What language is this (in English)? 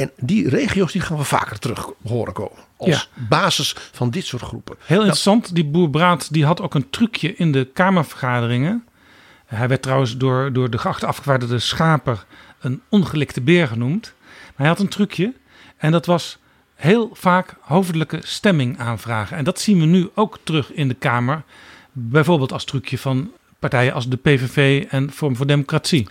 Dutch